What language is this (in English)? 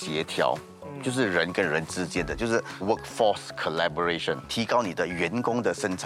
Chinese